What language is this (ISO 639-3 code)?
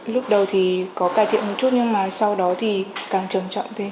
vie